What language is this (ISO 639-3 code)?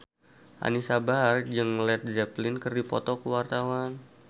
sun